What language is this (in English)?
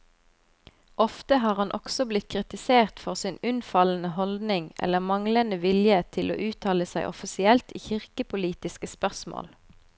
Norwegian